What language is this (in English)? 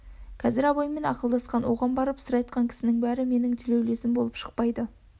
Kazakh